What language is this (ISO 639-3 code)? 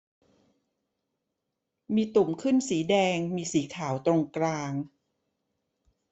tha